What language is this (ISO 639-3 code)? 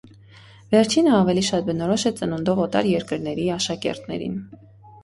hye